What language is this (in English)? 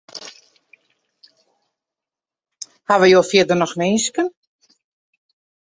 Western Frisian